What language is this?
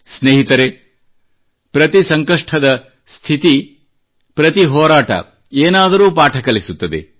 Kannada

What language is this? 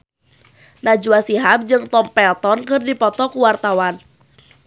Sundanese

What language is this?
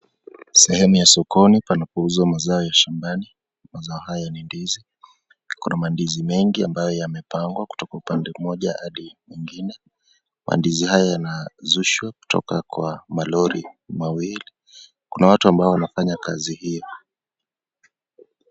Swahili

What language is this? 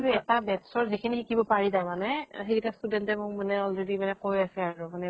Assamese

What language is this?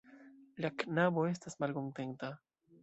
Esperanto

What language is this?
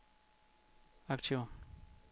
Danish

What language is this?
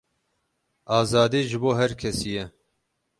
Kurdish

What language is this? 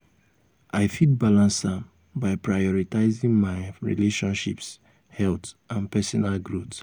Nigerian Pidgin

